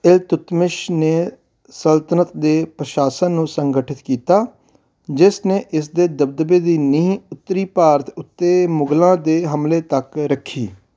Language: Punjabi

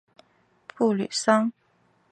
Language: Chinese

